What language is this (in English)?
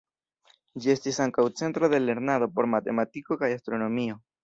Esperanto